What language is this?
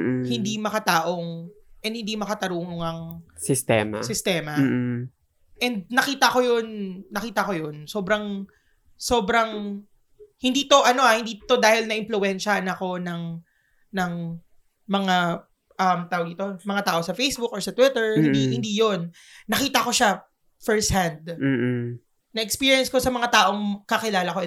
Filipino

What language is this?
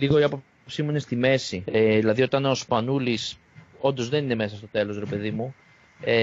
Greek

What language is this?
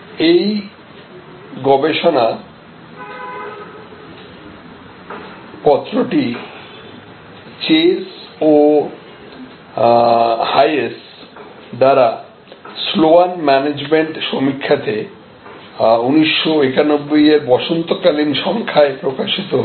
Bangla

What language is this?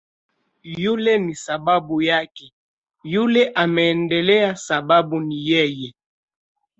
Swahili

